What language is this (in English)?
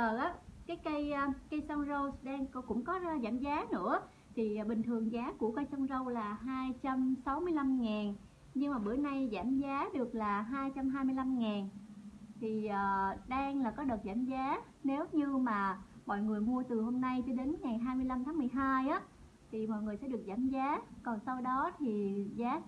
Vietnamese